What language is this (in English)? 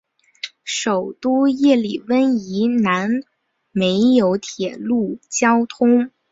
Chinese